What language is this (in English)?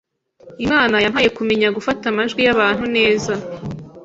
Kinyarwanda